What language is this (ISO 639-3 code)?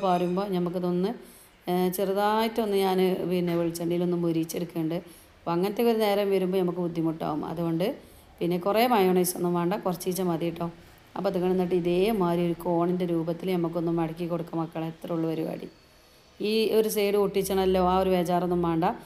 ara